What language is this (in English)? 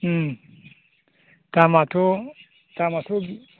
Bodo